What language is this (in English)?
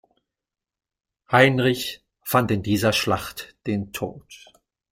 German